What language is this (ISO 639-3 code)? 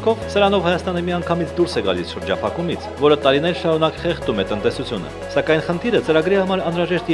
ron